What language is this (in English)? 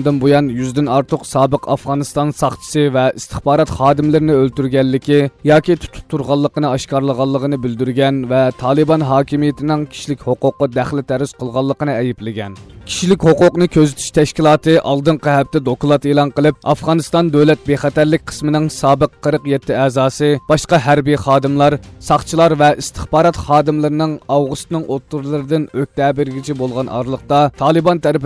Turkish